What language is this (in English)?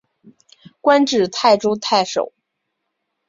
Chinese